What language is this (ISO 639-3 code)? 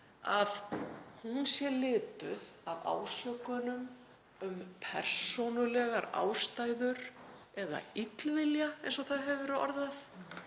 isl